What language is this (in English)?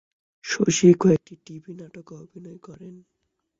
Bangla